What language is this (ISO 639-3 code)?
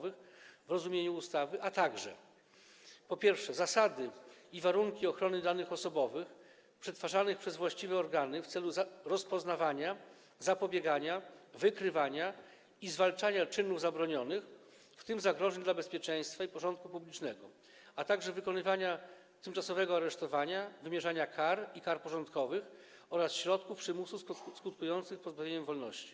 pol